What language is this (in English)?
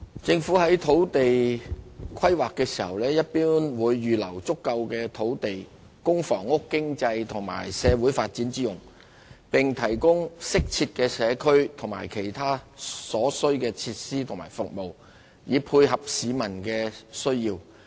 Cantonese